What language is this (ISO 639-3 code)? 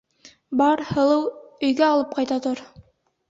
bak